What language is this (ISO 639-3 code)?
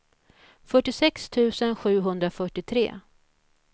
swe